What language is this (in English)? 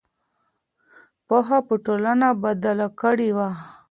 Pashto